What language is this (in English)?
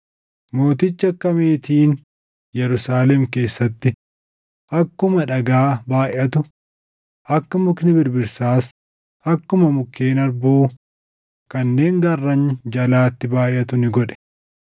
Oromo